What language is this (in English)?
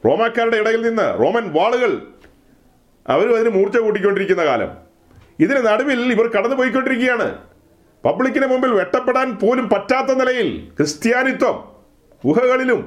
Malayalam